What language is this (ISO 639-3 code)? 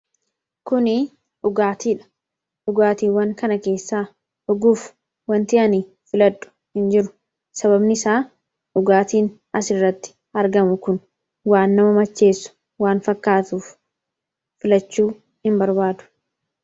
orm